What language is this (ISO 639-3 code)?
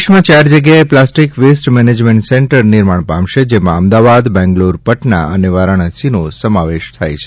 guj